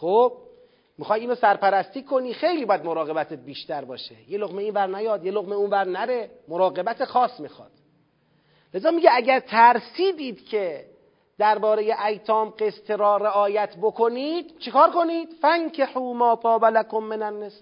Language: Persian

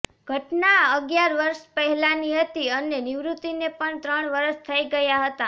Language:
Gujarati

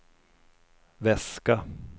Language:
Swedish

